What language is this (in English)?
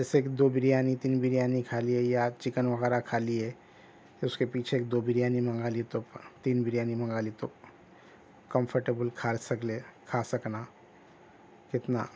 Urdu